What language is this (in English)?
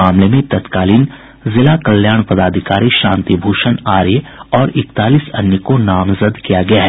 Hindi